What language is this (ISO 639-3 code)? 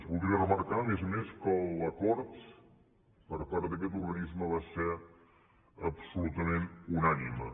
cat